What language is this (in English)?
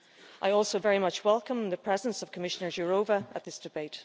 English